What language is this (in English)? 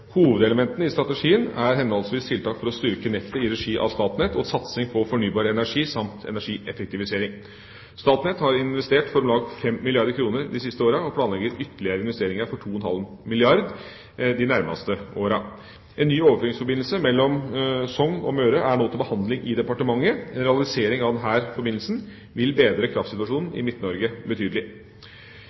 Norwegian Bokmål